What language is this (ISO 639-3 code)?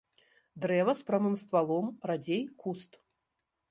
bel